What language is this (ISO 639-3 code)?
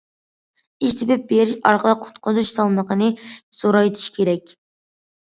uig